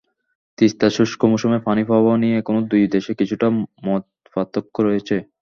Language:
Bangla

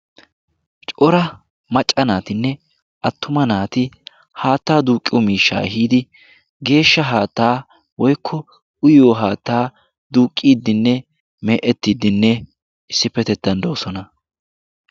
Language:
Wolaytta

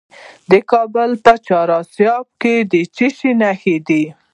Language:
Pashto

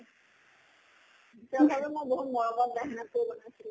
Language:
Assamese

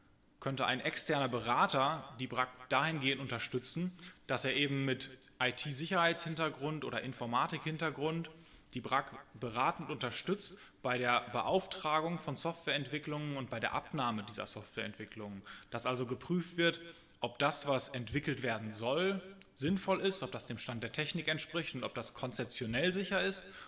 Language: German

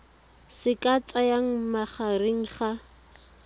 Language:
Tswana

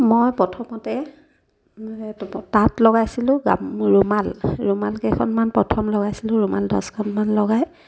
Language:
Assamese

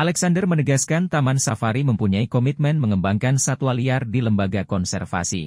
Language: Indonesian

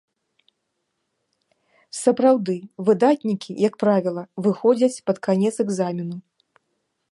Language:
Belarusian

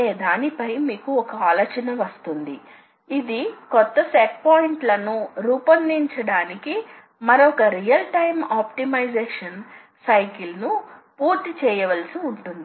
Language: Telugu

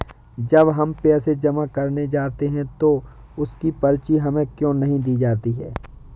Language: Hindi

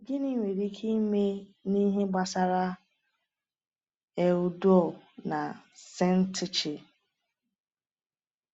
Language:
Igbo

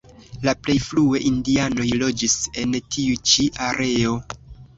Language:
Esperanto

